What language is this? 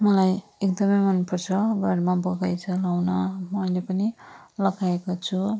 Nepali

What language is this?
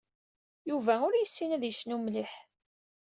Kabyle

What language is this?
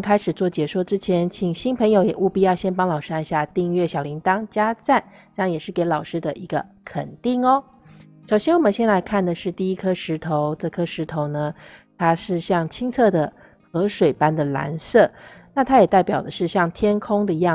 Chinese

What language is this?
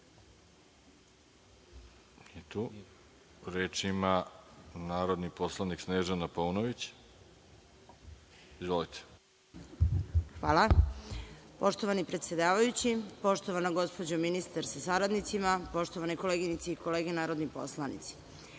Serbian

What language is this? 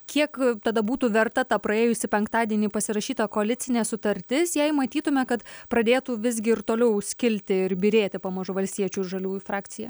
Lithuanian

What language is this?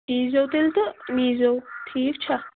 Kashmiri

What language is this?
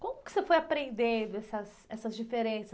Portuguese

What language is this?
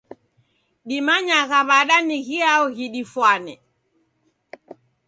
Taita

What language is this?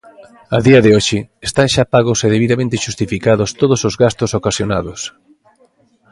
Galician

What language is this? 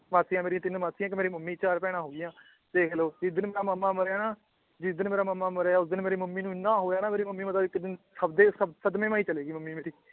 Punjabi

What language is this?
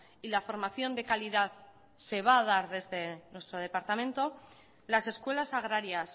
Spanish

